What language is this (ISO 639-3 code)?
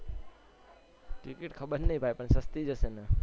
guj